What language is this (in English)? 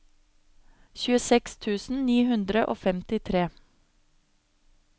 Norwegian